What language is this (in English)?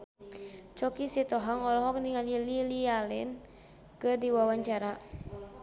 Sundanese